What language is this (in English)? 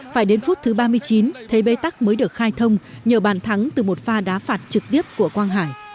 Vietnamese